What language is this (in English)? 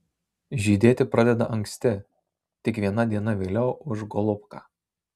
Lithuanian